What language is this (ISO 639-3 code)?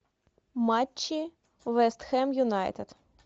rus